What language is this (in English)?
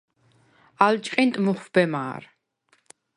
Svan